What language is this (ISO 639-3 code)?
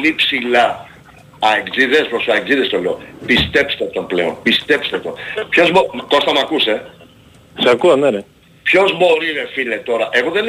ell